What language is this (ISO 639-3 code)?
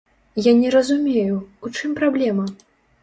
bel